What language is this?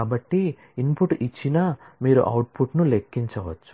Telugu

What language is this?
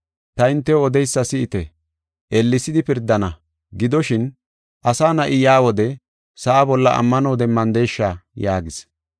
Gofa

